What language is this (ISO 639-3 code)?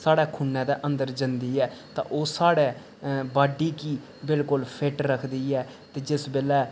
doi